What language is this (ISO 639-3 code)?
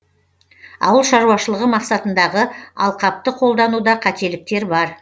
kaz